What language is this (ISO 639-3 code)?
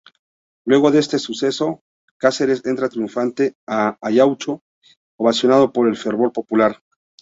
spa